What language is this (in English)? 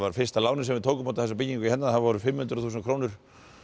Icelandic